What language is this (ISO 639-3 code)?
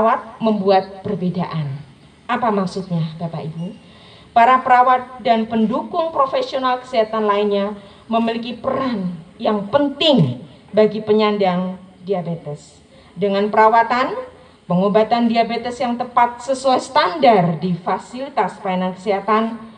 ind